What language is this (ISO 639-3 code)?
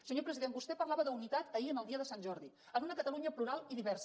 cat